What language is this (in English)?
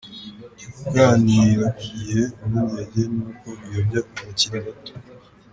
Kinyarwanda